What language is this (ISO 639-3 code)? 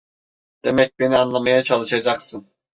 tur